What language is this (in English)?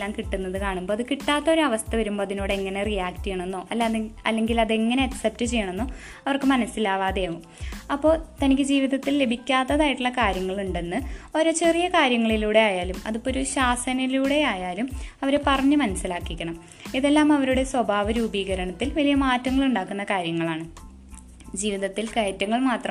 Malayalam